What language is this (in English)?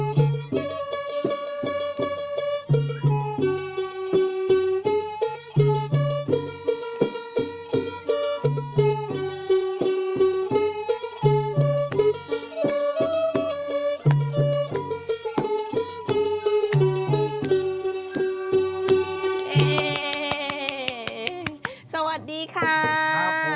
Thai